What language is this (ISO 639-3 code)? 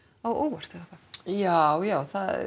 isl